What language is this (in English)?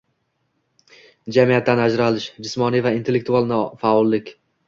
Uzbek